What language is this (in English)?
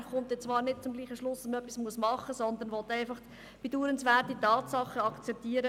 Swiss German